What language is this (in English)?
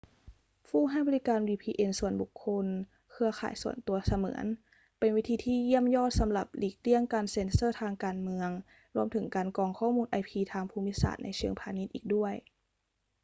Thai